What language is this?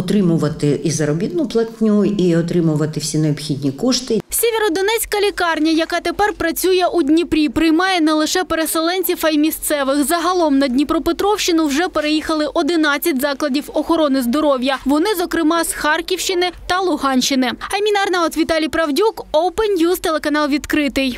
Ukrainian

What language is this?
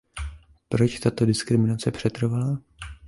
Czech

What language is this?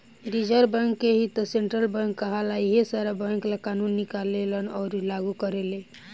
Bhojpuri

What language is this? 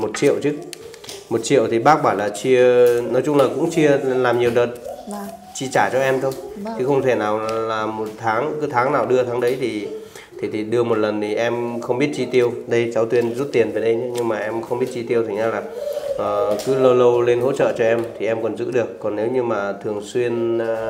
Vietnamese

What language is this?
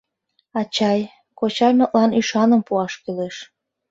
Mari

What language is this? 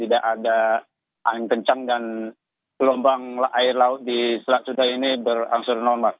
Indonesian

